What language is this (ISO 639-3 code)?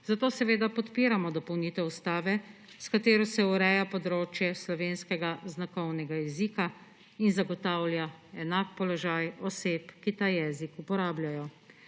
slv